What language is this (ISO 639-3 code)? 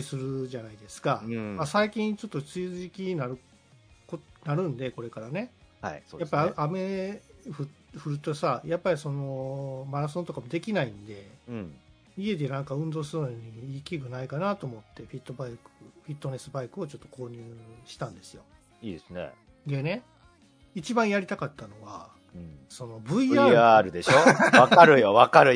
jpn